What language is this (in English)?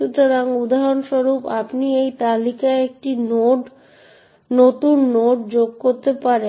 Bangla